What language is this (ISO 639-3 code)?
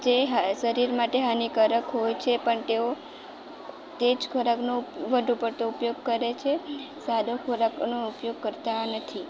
guj